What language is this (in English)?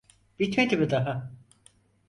Turkish